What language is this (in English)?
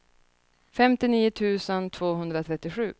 Swedish